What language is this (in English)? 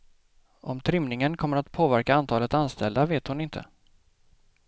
Swedish